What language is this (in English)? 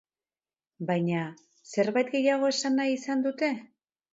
Basque